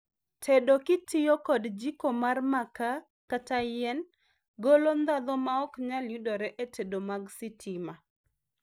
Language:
Luo (Kenya and Tanzania)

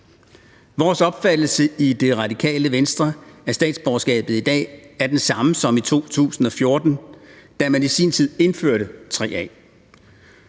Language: Danish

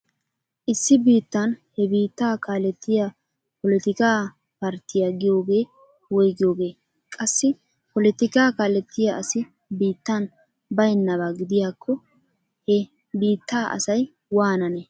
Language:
Wolaytta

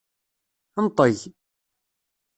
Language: Kabyle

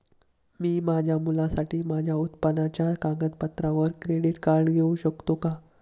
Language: Marathi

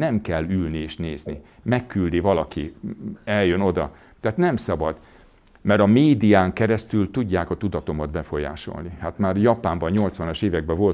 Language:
Hungarian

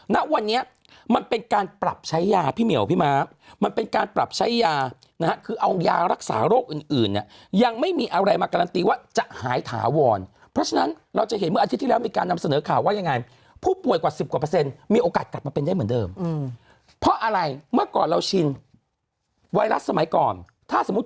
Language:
Thai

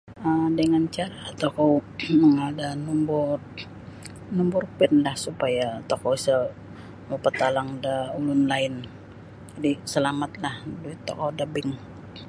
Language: Sabah Bisaya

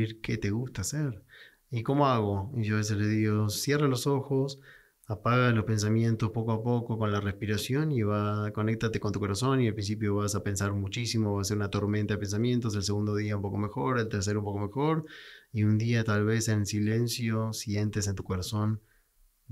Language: Spanish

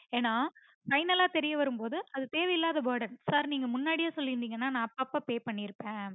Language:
Tamil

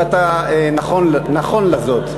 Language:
Hebrew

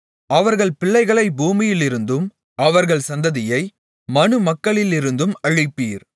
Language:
Tamil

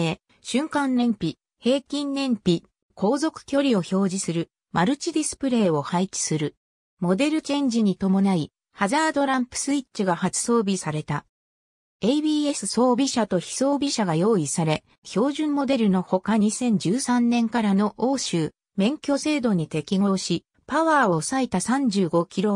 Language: Japanese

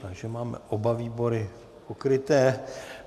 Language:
Czech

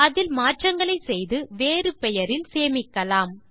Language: Tamil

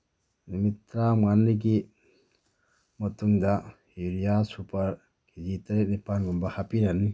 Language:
Manipuri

